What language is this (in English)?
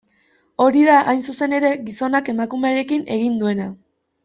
Basque